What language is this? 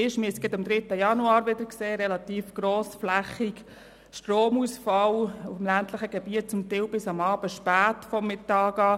Swiss German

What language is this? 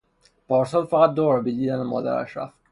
Persian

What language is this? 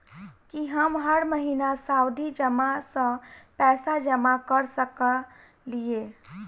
Maithili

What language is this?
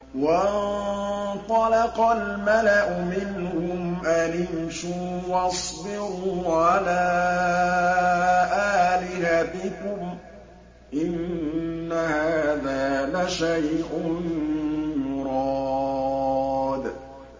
Arabic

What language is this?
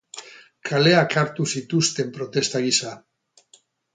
Basque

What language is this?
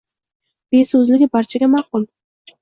Uzbek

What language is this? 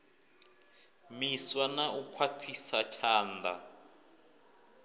Venda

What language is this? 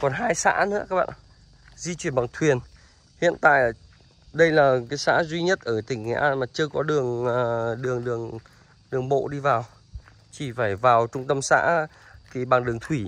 Vietnamese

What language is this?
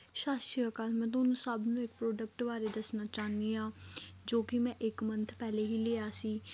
Punjabi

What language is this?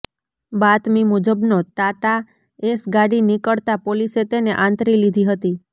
Gujarati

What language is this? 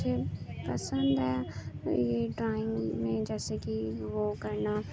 Urdu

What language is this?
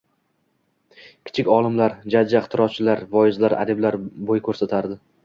Uzbek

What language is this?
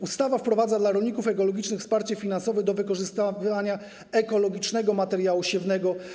Polish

